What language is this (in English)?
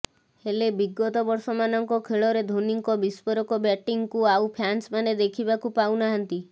Odia